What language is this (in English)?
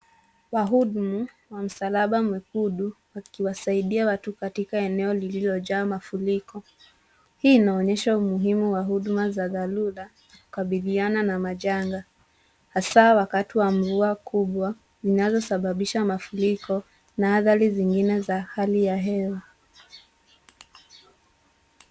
Swahili